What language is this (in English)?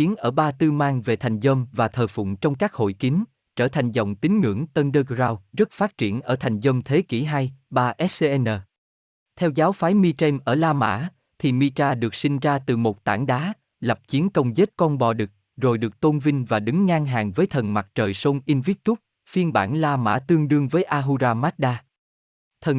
Vietnamese